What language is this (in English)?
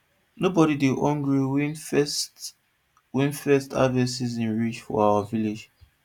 Nigerian Pidgin